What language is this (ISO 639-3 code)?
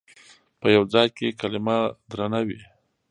pus